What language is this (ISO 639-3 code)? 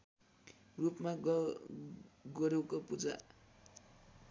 nep